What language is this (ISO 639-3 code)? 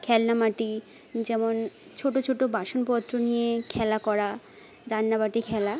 ben